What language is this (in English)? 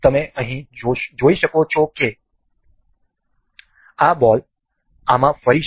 Gujarati